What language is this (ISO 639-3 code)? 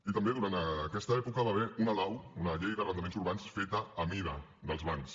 cat